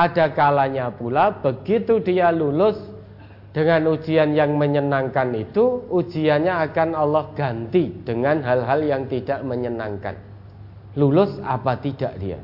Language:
Indonesian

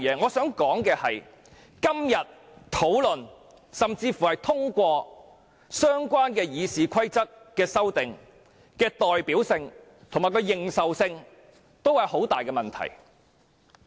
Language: Cantonese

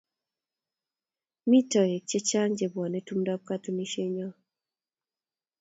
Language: Kalenjin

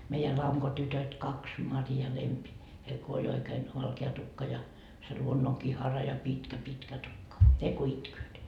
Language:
Finnish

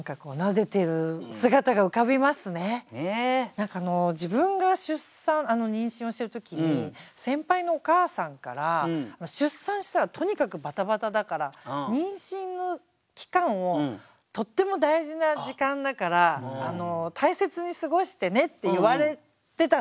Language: Japanese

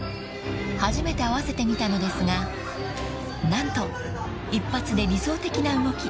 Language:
Japanese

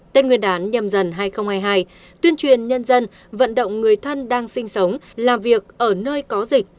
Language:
Vietnamese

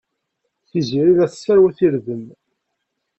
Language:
Kabyle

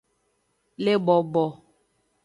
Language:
Aja (Benin)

